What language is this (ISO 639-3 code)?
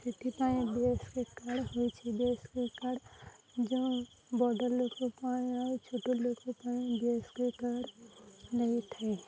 ori